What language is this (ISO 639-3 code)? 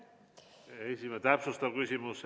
est